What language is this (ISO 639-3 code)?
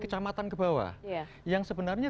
ind